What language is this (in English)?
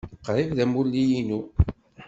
Kabyle